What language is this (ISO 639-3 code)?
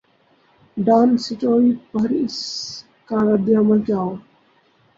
urd